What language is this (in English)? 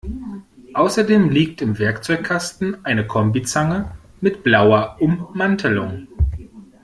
German